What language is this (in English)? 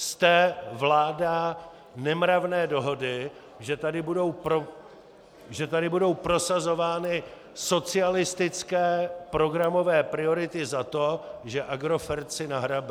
Czech